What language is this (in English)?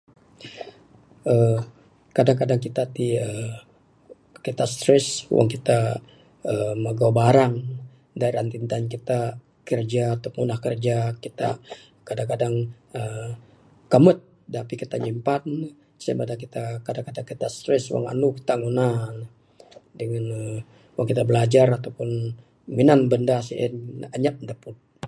Bukar-Sadung Bidayuh